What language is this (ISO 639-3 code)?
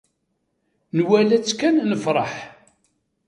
kab